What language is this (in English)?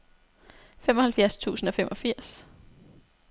Danish